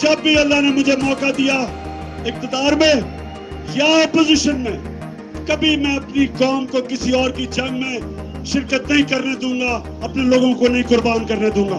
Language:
Urdu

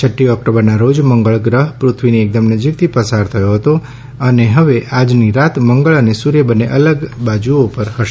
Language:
Gujarati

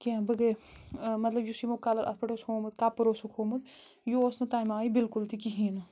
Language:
Kashmiri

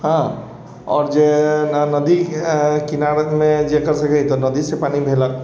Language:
Maithili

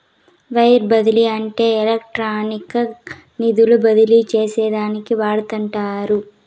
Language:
Telugu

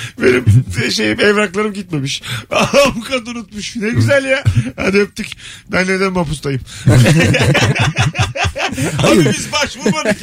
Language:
Turkish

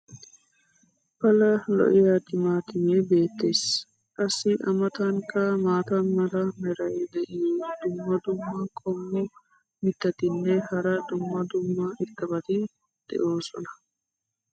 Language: Wolaytta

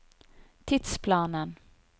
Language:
Norwegian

